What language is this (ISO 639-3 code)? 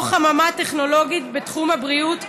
heb